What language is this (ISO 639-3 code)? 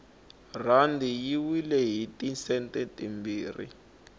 tso